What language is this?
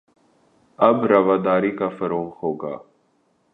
Urdu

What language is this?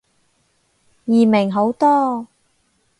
Cantonese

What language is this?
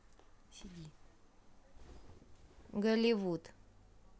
Russian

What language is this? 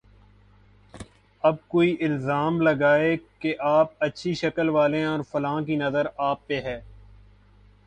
Urdu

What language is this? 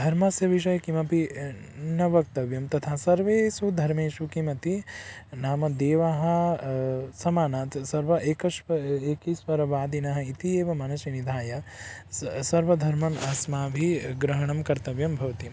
Sanskrit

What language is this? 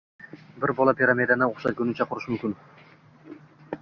Uzbek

